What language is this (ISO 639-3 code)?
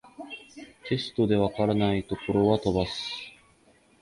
jpn